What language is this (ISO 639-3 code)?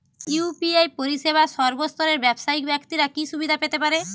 ben